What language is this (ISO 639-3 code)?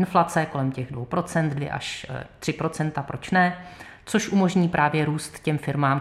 ces